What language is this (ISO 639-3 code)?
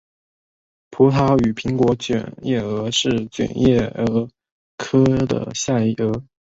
zho